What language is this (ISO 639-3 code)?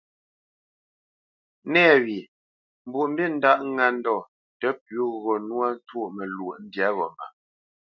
bce